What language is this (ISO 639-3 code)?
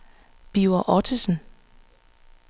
dan